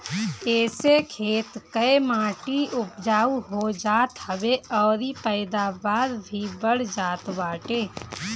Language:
Bhojpuri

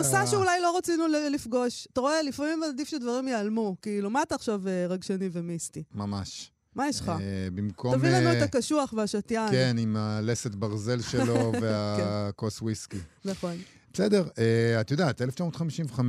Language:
Hebrew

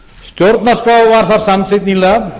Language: Icelandic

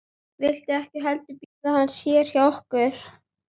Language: Icelandic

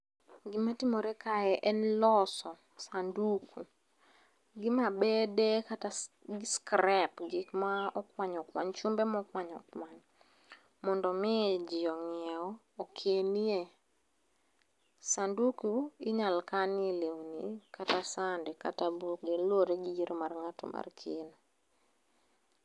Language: Luo (Kenya and Tanzania)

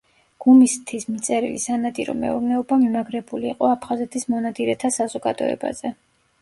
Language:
Georgian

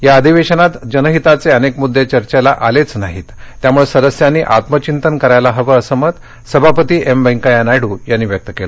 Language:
Marathi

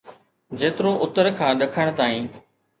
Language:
Sindhi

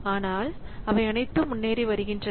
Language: Tamil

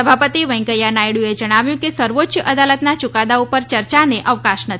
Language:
Gujarati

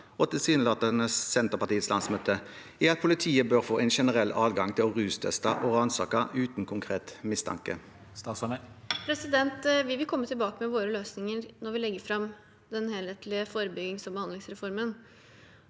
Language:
Norwegian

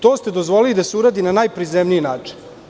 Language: Serbian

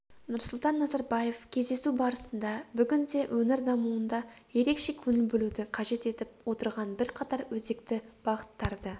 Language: Kazakh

